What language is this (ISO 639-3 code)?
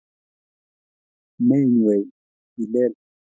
kln